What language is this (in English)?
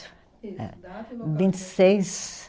Portuguese